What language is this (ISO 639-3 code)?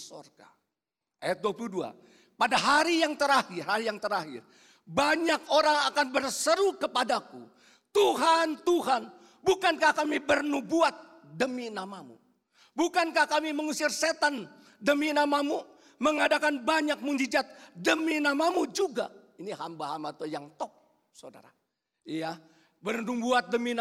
ind